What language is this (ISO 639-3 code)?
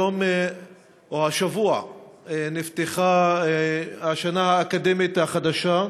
heb